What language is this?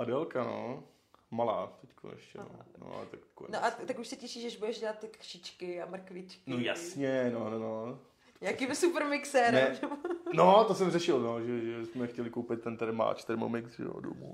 Czech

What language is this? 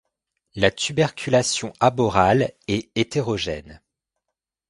French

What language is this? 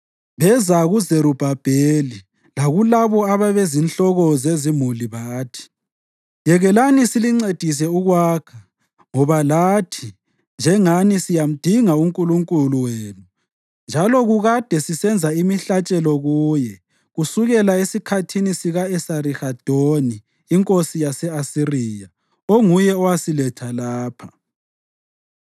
North Ndebele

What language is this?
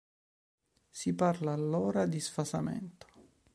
Italian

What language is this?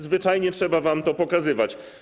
Polish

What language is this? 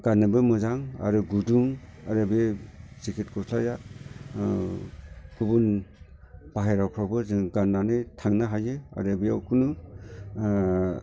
Bodo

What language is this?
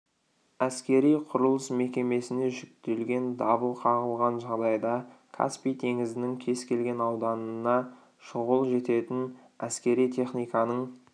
Kazakh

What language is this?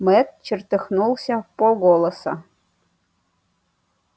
Russian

